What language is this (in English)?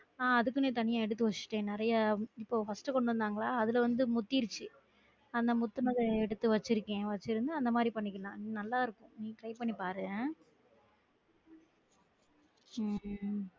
Tamil